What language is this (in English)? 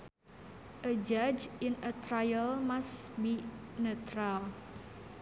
Sundanese